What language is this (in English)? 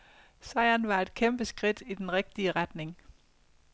Danish